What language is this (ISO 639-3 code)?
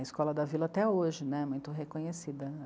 por